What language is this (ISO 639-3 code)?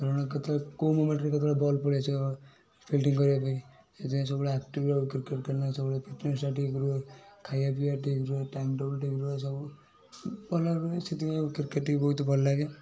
ori